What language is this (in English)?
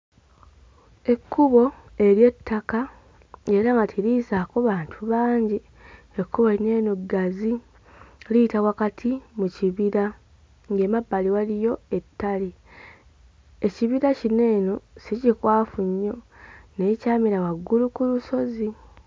Ganda